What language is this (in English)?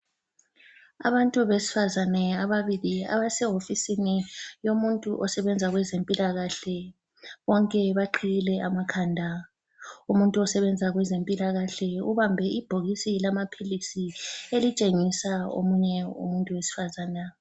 North Ndebele